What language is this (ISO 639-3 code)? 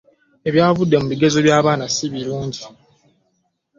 lug